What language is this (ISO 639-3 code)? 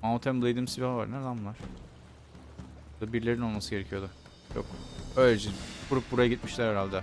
tur